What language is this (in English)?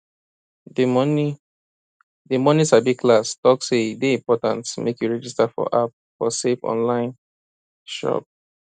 Nigerian Pidgin